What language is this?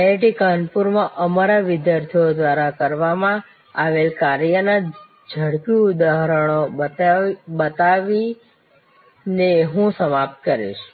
Gujarati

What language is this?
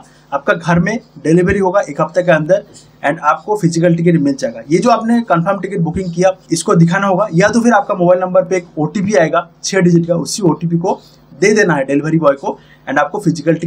Hindi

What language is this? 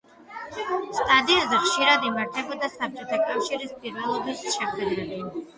Georgian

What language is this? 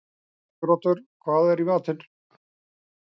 Icelandic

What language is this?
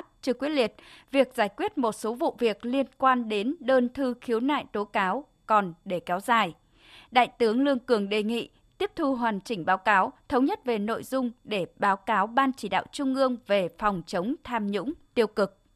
Vietnamese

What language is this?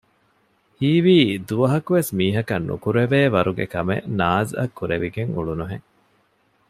Divehi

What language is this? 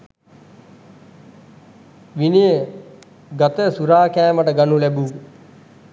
Sinhala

